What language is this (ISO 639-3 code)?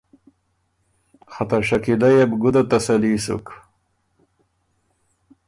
oru